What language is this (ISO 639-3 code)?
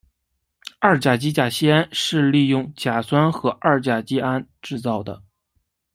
zho